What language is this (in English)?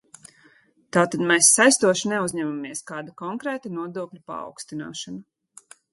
Latvian